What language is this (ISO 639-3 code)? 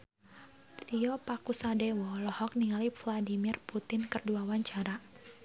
sun